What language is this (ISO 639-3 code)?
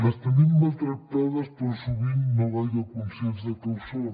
cat